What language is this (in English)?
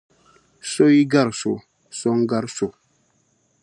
Dagbani